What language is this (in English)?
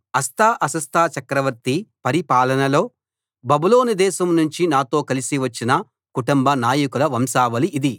Telugu